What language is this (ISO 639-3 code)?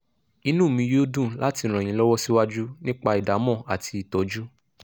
yor